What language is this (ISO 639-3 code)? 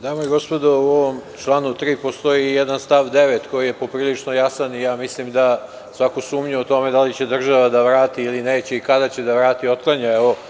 srp